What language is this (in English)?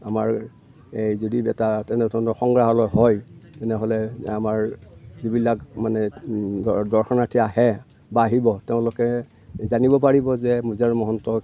Assamese